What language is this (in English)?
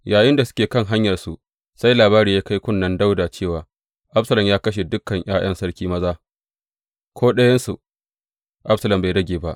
Hausa